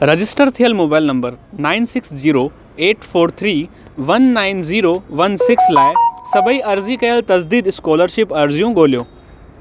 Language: Sindhi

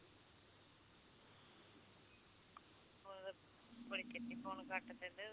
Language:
Punjabi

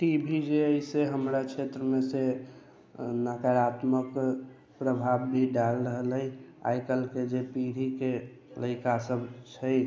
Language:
Maithili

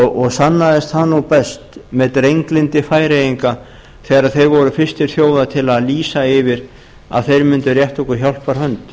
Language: Icelandic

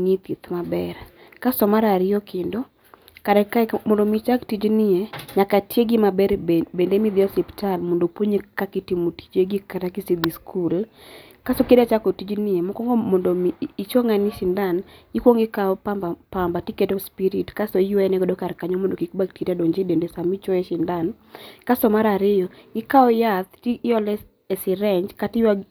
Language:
Luo (Kenya and Tanzania)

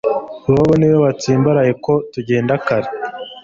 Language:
Kinyarwanda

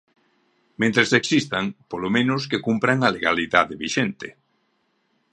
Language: Galician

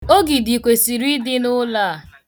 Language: Igbo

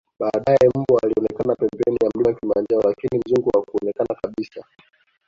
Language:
Swahili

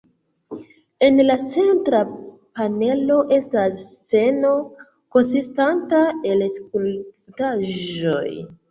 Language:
Esperanto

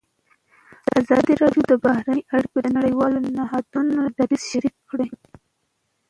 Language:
Pashto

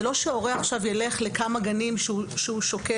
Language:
Hebrew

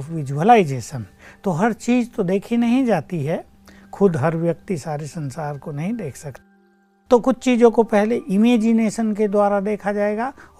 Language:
Hindi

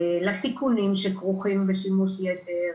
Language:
Hebrew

